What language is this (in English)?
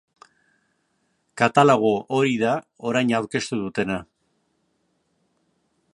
Basque